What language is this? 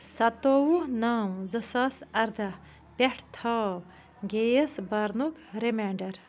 Kashmiri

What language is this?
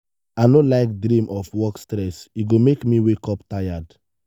Nigerian Pidgin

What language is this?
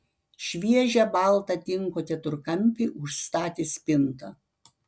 Lithuanian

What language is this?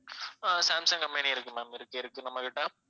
Tamil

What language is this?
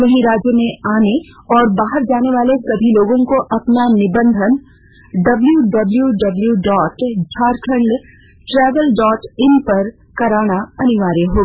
Hindi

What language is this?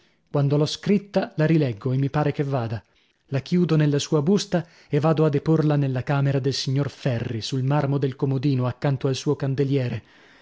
Italian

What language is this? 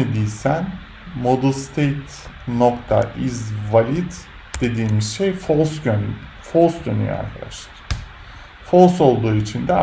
Turkish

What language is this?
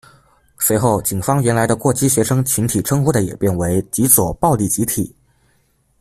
Chinese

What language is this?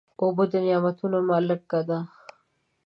Pashto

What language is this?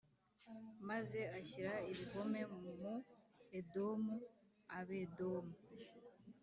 Kinyarwanda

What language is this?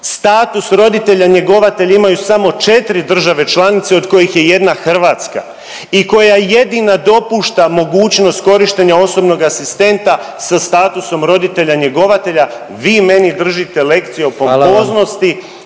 Croatian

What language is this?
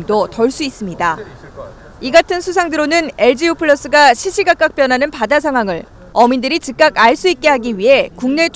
Korean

